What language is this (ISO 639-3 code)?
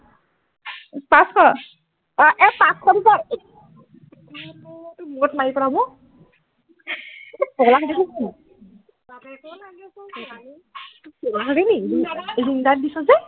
asm